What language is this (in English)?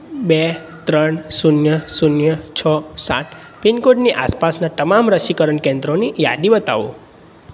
Gujarati